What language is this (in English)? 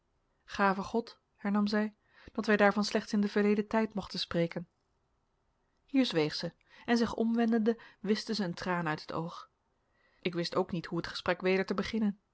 Dutch